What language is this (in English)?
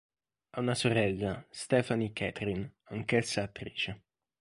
Italian